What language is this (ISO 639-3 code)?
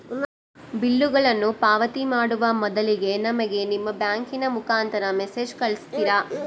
kan